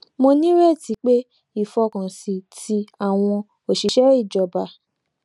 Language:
Yoruba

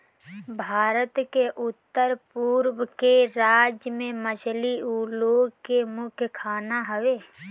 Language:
Bhojpuri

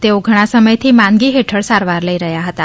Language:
Gujarati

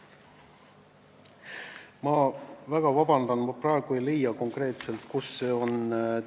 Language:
Estonian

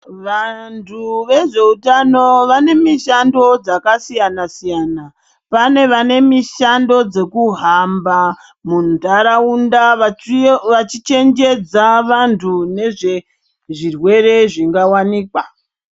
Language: Ndau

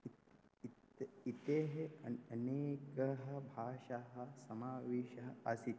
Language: Sanskrit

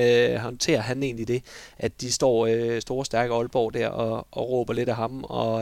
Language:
Danish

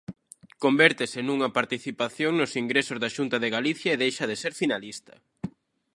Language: Galician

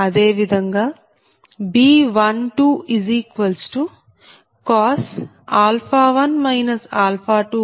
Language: Telugu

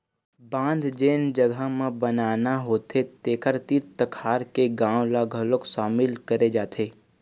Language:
Chhattisgarhi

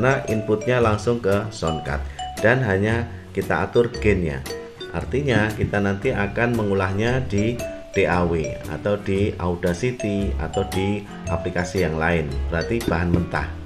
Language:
Indonesian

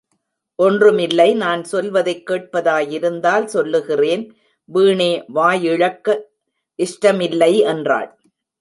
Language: Tamil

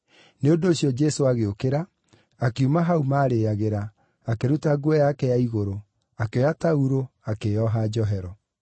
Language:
Kikuyu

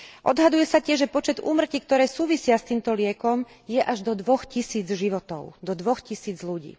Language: Slovak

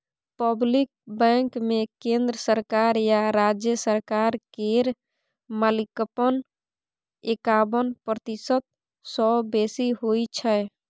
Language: Maithili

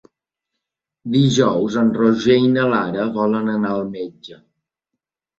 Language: Catalan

